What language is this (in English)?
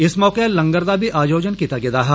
Dogri